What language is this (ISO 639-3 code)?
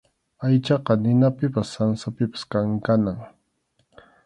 qxu